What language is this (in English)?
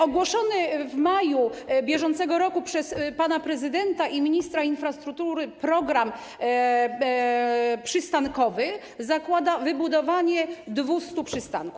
Polish